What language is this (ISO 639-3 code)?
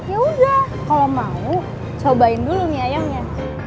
ind